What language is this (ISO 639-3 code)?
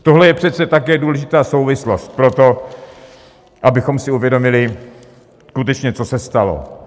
ces